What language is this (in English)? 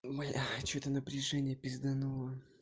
Russian